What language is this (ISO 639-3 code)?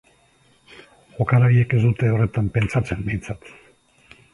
eus